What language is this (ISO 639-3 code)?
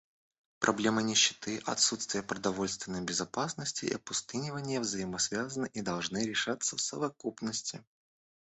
rus